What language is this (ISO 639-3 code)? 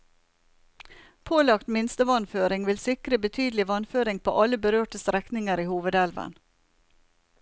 nor